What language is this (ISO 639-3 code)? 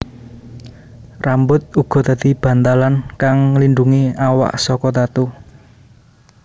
jav